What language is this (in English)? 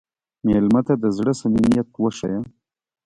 Pashto